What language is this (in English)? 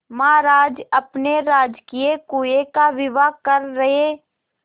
Hindi